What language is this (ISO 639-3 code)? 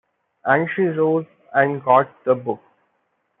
eng